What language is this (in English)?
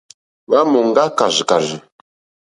Mokpwe